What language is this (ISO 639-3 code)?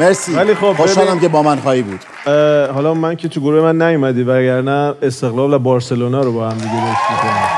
fas